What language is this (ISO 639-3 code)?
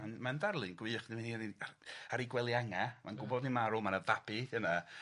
cym